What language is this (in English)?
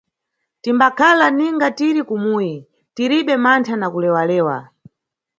Nyungwe